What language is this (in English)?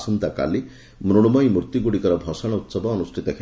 Odia